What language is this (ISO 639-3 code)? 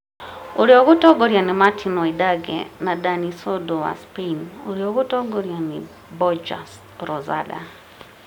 kik